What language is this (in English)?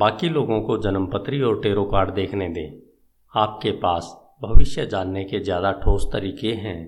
Hindi